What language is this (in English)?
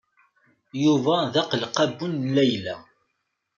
Kabyle